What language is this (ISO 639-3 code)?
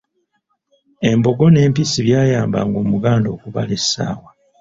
lug